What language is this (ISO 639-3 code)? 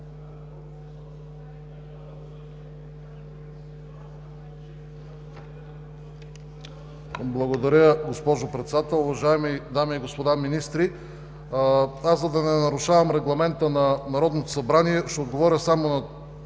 bul